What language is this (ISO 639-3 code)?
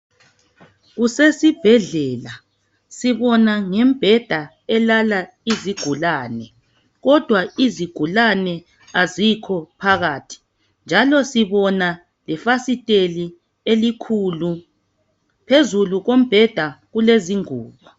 nde